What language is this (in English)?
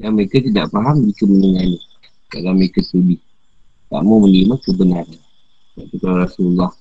Malay